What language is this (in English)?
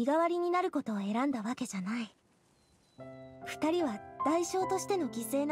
Japanese